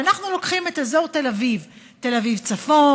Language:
Hebrew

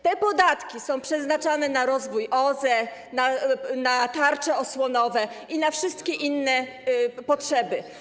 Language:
Polish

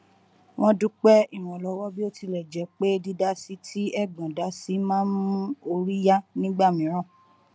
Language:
Yoruba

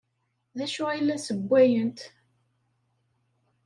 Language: Kabyle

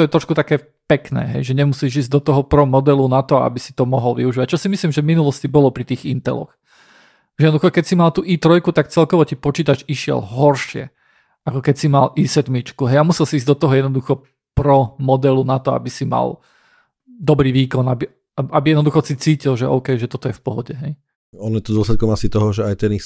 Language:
Slovak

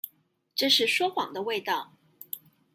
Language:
Chinese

